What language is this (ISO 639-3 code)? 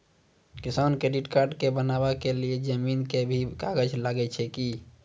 mai